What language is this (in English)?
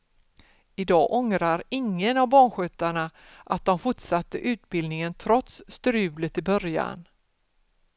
Swedish